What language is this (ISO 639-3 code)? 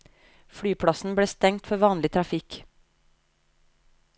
nor